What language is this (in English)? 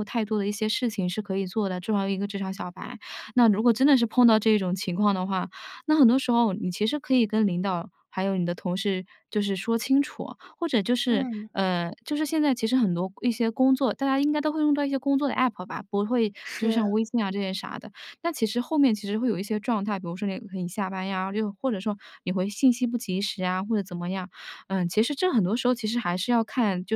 Chinese